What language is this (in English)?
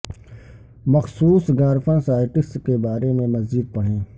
Urdu